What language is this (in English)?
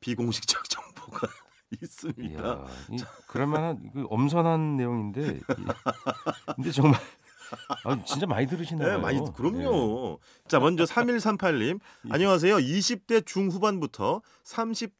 Korean